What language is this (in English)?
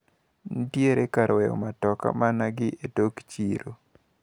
Luo (Kenya and Tanzania)